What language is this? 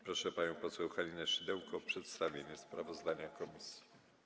Polish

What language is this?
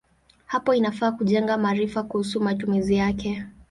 Swahili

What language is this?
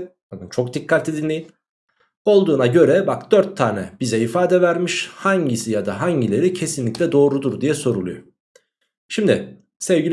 Turkish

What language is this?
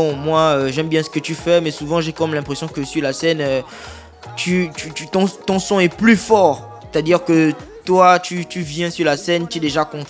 French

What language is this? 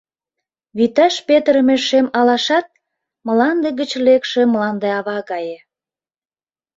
Mari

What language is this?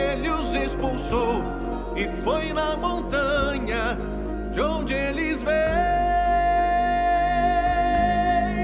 Portuguese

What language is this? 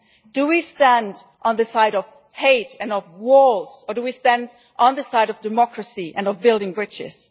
English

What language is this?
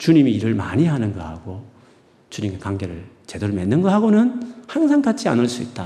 Korean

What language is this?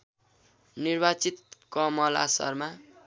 Nepali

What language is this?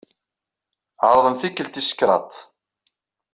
Kabyle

